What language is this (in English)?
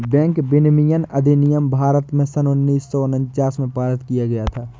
Hindi